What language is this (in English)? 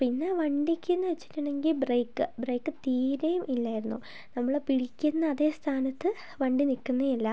Malayalam